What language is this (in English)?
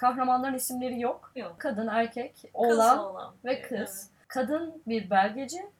Turkish